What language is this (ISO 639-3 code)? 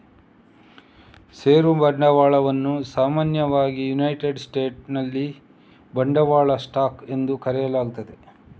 kan